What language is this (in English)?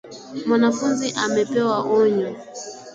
Swahili